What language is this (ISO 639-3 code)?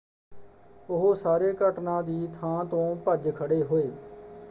pan